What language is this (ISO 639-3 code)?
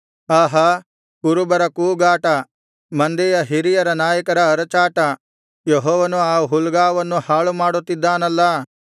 kan